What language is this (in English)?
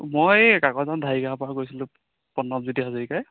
Assamese